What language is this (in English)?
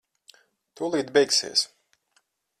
Latvian